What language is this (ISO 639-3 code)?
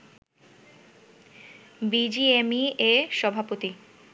ben